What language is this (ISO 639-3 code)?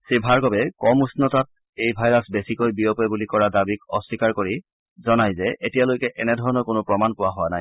asm